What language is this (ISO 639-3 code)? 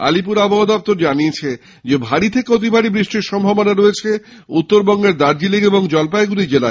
ben